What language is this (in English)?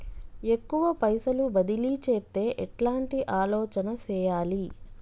Telugu